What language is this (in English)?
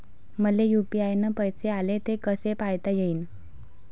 Marathi